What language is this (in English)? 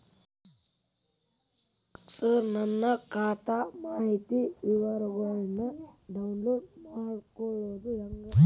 Kannada